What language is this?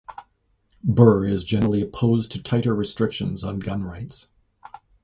English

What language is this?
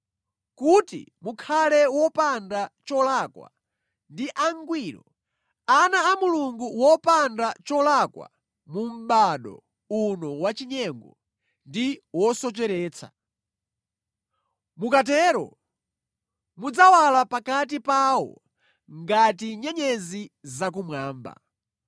Nyanja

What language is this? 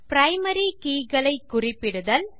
Tamil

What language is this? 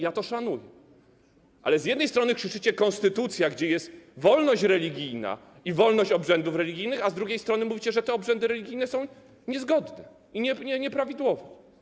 Polish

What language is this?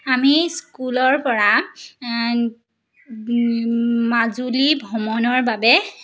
Assamese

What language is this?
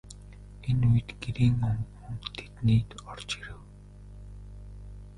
Mongolian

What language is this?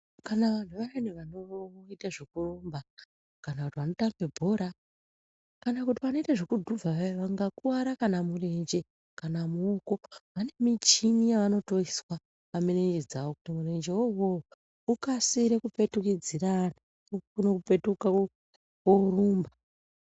Ndau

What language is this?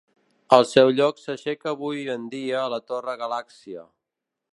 Catalan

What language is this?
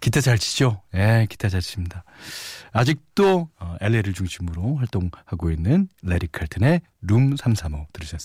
Korean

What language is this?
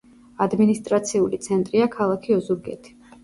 Georgian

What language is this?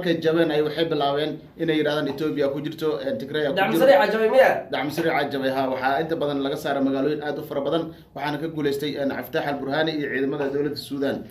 Arabic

